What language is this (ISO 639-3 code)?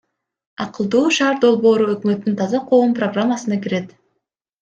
kir